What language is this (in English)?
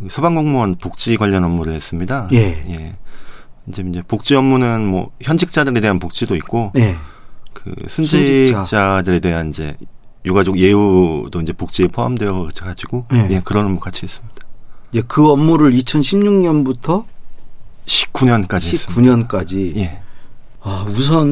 Korean